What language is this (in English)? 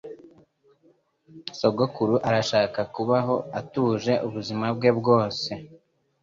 Kinyarwanda